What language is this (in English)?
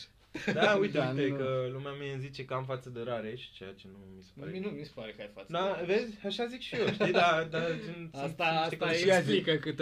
Romanian